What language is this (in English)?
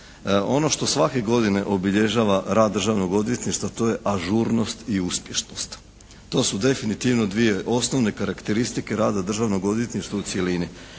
Croatian